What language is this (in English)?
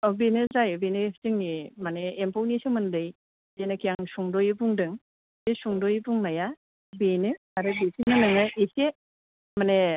Bodo